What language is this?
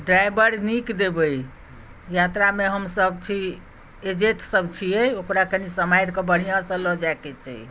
Maithili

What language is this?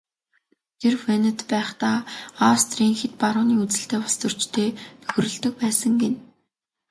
Mongolian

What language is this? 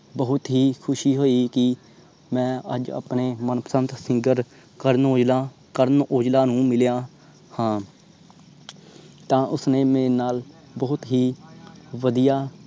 Punjabi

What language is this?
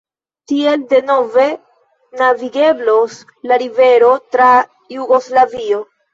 Esperanto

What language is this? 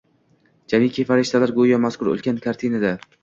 Uzbek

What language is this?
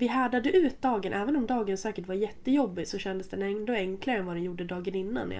Swedish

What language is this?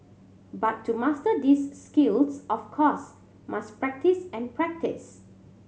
English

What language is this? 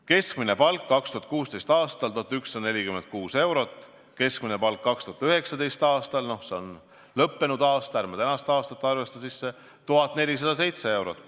Estonian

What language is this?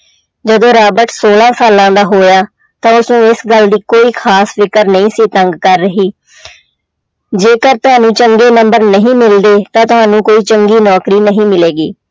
Punjabi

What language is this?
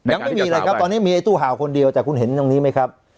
Thai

